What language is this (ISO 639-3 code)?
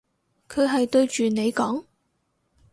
yue